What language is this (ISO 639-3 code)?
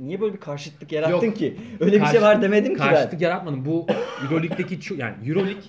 tur